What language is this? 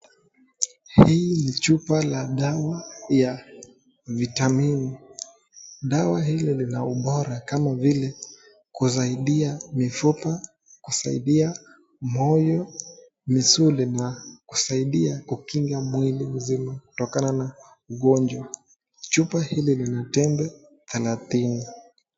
Swahili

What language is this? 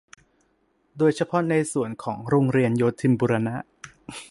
Thai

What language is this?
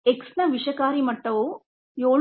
Kannada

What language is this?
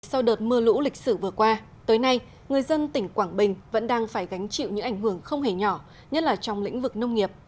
Vietnamese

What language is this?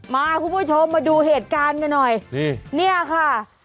Thai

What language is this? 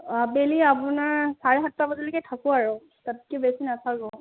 Assamese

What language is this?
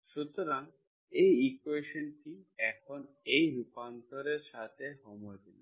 Bangla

